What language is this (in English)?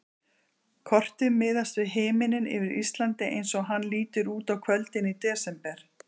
Icelandic